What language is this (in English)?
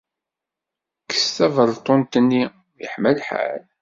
Kabyle